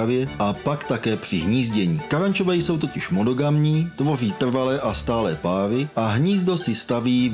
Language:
Czech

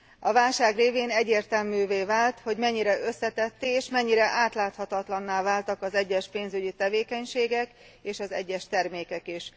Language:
Hungarian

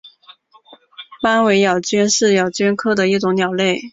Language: Chinese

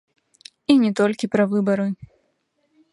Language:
Belarusian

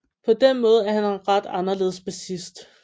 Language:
Danish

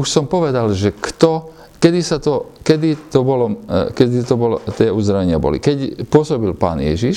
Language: Slovak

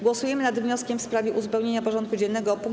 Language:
Polish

